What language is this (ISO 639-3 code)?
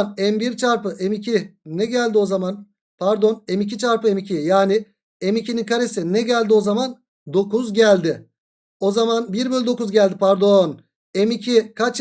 tur